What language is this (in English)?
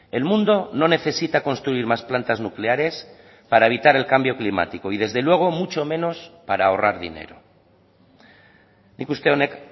Spanish